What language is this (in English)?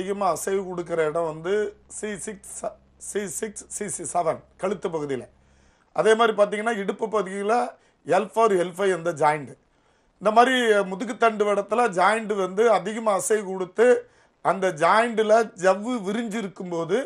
Tamil